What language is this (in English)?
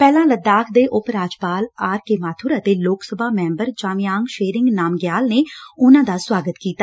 Punjabi